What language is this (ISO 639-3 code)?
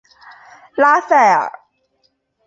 zho